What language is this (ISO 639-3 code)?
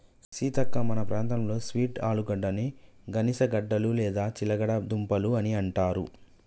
tel